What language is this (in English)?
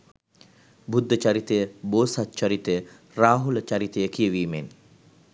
Sinhala